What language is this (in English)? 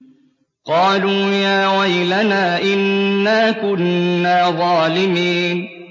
Arabic